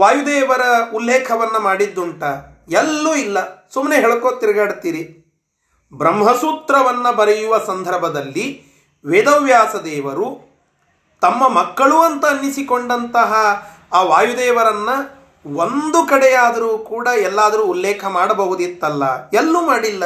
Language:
Kannada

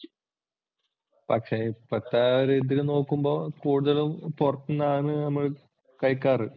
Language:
Malayalam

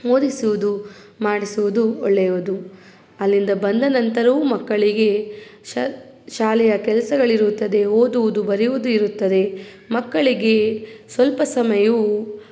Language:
Kannada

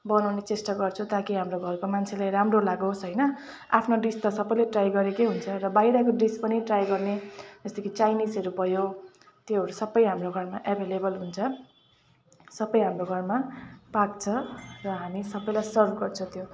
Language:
Nepali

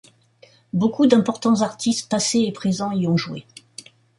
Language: French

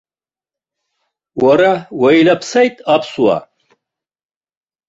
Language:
Abkhazian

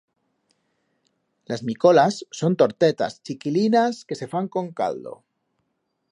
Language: Aragonese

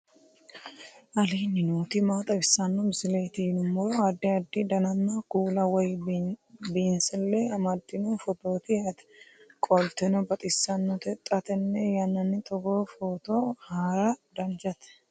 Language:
Sidamo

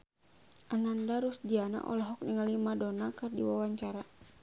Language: Sundanese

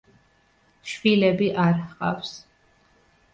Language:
Georgian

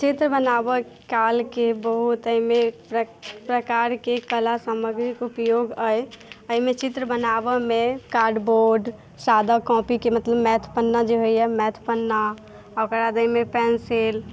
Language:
Maithili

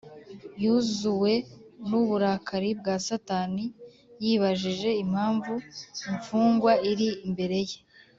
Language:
Kinyarwanda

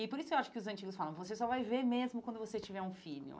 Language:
Portuguese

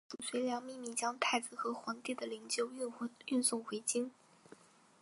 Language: Chinese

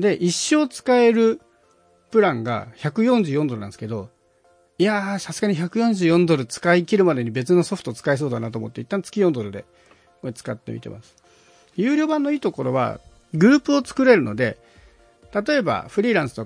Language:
Japanese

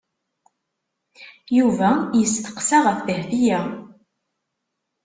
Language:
Kabyle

